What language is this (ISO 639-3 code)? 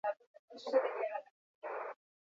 eus